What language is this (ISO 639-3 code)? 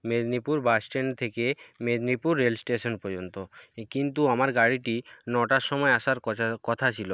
ben